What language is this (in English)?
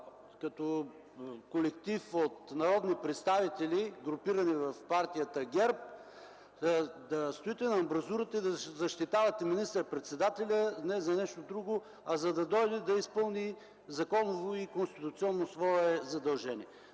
Bulgarian